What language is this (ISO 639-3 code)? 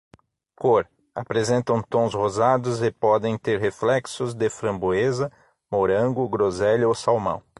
por